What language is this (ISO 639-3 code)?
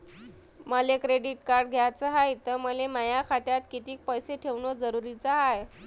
mar